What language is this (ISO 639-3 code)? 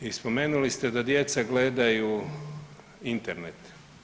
hrv